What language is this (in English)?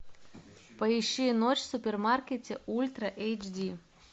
Russian